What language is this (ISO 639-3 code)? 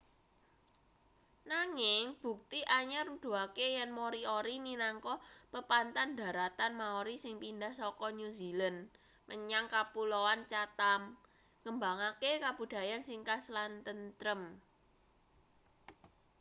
jav